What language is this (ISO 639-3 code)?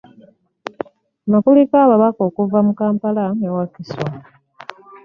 lug